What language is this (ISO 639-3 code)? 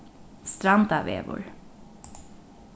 fao